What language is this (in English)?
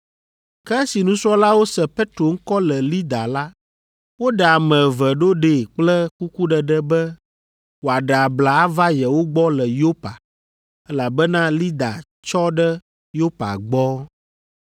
Ewe